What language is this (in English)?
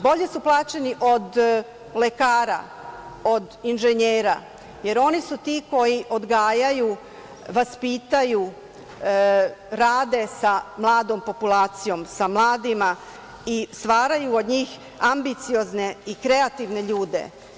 Serbian